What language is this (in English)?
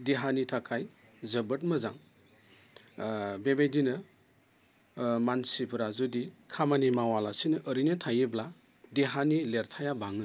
Bodo